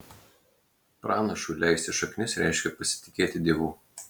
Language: Lithuanian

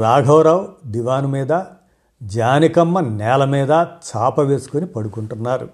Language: Telugu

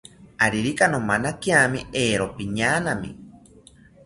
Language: South Ucayali Ashéninka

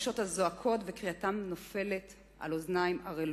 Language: Hebrew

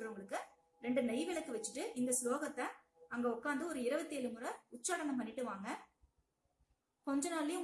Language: Spanish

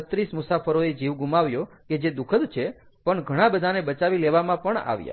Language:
Gujarati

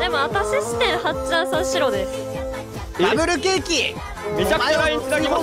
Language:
Japanese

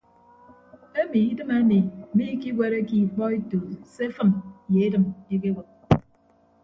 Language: Ibibio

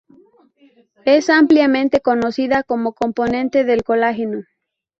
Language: Spanish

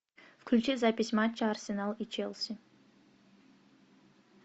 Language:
Russian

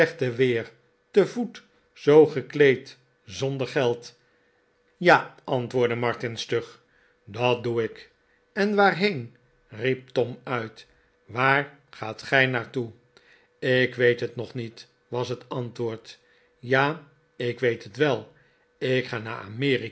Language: Dutch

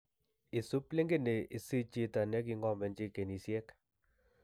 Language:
Kalenjin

